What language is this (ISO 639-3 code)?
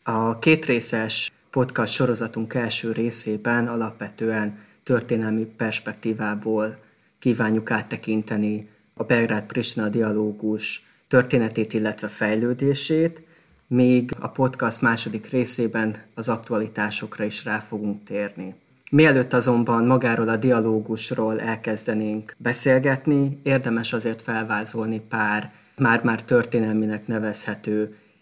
hun